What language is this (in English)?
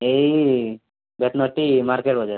Odia